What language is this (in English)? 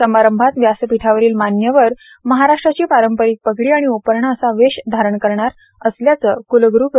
Marathi